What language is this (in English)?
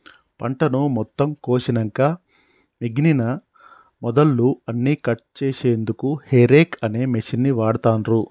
Telugu